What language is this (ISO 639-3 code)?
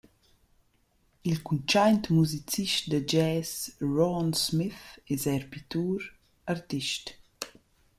roh